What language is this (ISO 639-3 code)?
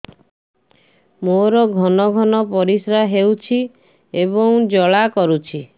ori